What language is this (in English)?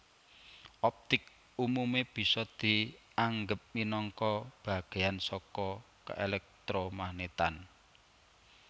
Javanese